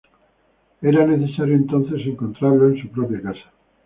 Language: Spanish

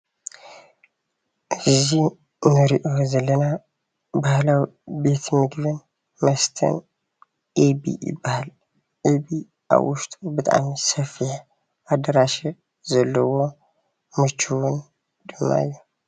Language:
Tigrinya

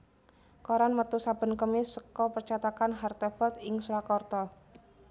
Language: Javanese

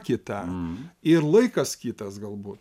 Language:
Lithuanian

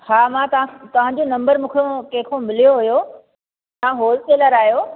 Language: Sindhi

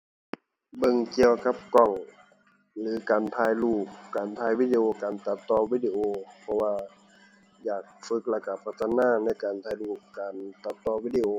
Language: Thai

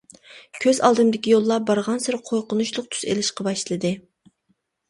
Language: Uyghur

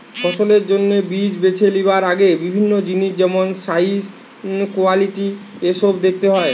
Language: Bangla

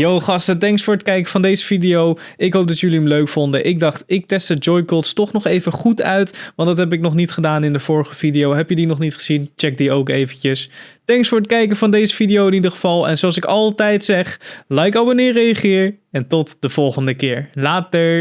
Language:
Dutch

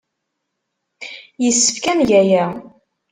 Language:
Kabyle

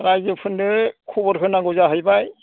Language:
Bodo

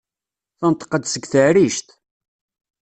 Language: Kabyle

